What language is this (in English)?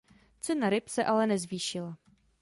Czech